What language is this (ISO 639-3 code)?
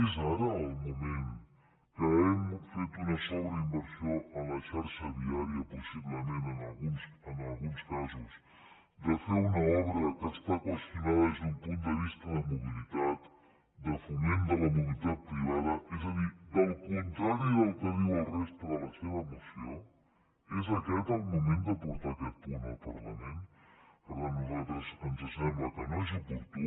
cat